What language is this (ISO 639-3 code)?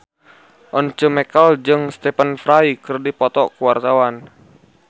sun